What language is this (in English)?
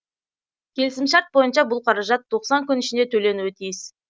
Kazakh